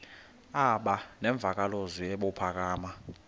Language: Xhosa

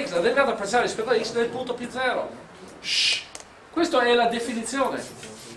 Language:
Italian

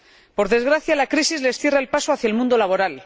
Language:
Spanish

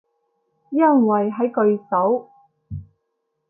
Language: Cantonese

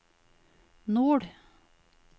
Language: Norwegian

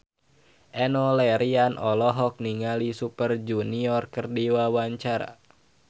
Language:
Sundanese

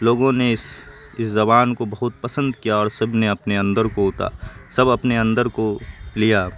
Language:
Urdu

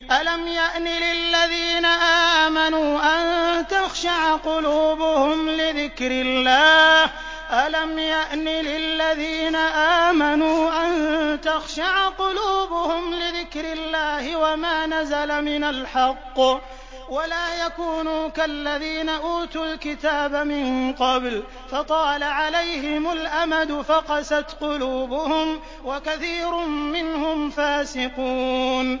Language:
Arabic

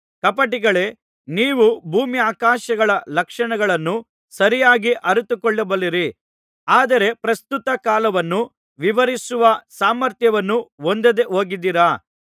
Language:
Kannada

